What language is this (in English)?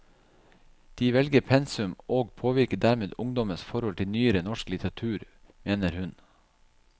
Norwegian